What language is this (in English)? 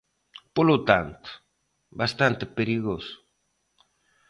Galician